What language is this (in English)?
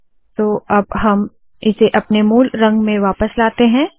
Hindi